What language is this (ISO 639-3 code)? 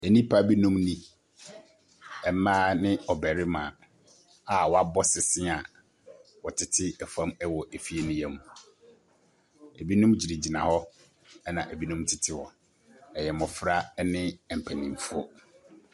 aka